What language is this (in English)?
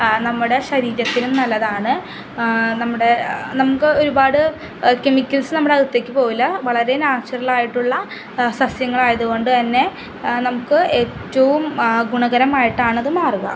Malayalam